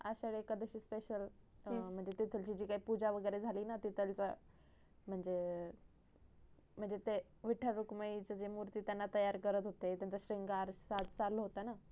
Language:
Marathi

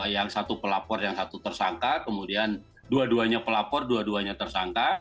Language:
Indonesian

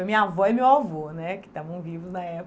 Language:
Portuguese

